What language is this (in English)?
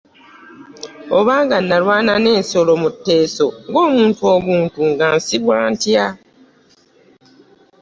Ganda